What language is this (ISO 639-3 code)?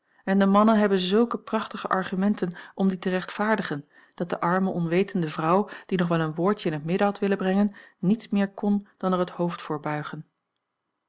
nld